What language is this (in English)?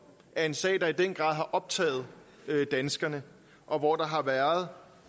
Danish